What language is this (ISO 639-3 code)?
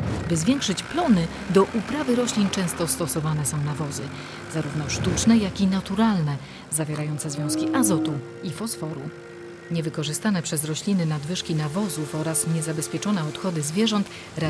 pol